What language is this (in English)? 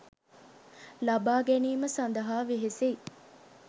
Sinhala